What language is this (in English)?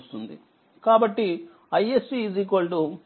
Telugu